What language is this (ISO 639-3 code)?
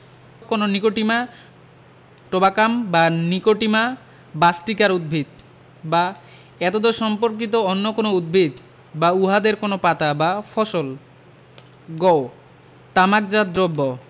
ben